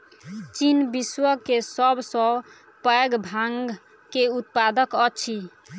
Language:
Maithili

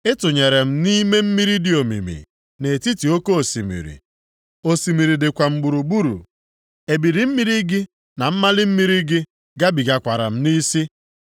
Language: Igbo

